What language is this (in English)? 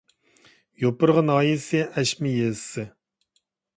Uyghur